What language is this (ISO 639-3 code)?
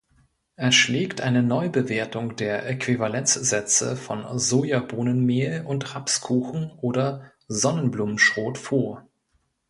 deu